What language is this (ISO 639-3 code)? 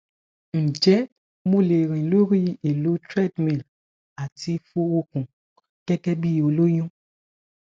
yor